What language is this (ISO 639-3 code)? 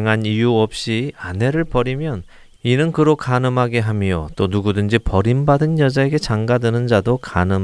kor